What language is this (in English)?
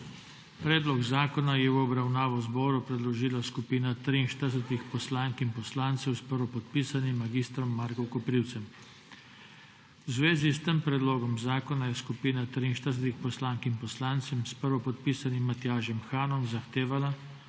Slovenian